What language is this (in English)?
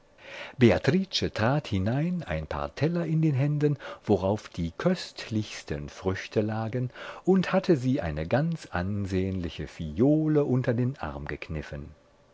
German